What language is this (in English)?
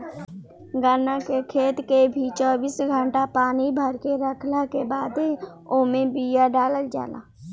Bhojpuri